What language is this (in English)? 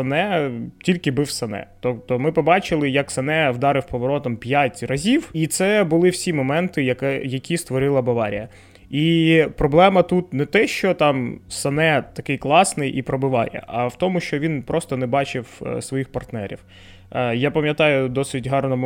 Ukrainian